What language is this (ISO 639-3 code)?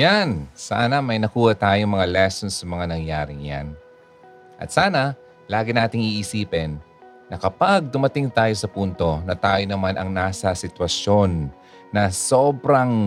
fil